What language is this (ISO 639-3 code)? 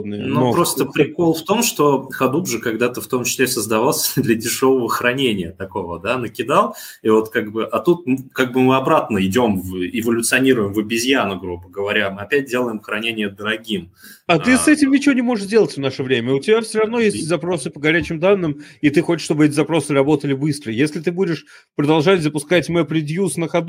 rus